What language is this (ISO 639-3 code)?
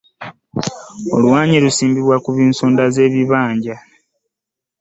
lug